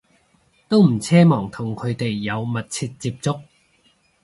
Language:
Cantonese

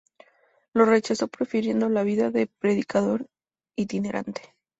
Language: Spanish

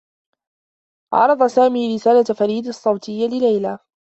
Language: Arabic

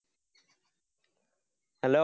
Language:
Malayalam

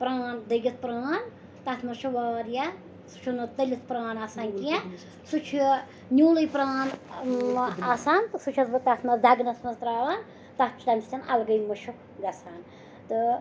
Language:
Kashmiri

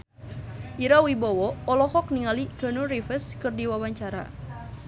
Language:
Sundanese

